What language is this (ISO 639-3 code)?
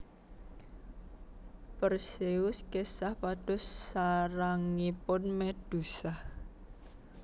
jav